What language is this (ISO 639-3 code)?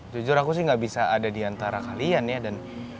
ind